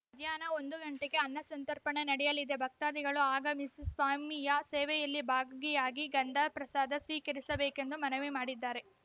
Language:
Kannada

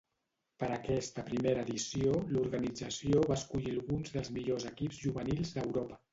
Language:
Catalan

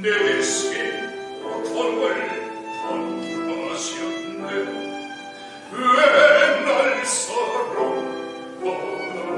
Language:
Korean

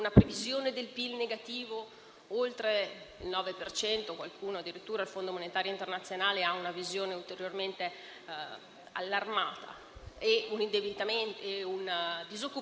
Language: Italian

